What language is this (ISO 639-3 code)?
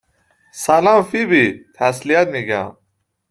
fas